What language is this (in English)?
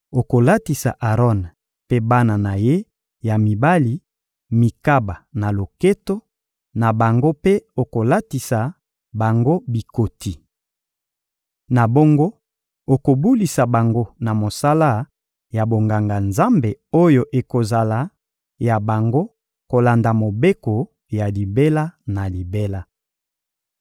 Lingala